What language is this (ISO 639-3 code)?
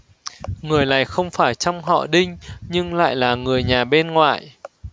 vie